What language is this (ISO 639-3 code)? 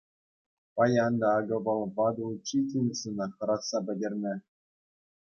chv